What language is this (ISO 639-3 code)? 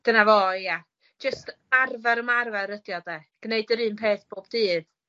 cym